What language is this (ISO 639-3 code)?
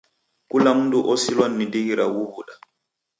dav